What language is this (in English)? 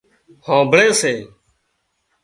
Wadiyara Koli